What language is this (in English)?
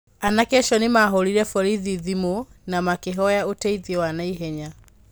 Kikuyu